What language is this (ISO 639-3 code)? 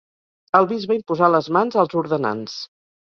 cat